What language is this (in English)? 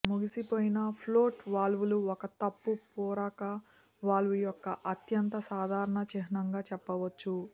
Telugu